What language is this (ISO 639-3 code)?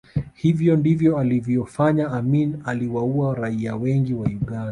swa